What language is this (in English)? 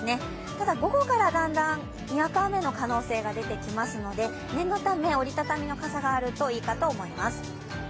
Japanese